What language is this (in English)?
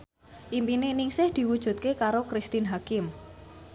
Javanese